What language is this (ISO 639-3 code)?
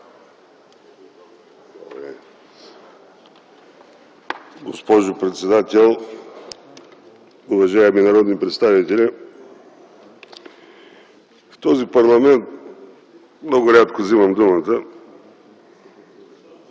bul